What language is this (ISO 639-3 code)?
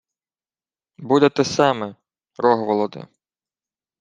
ukr